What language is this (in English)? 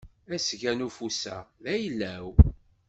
Kabyle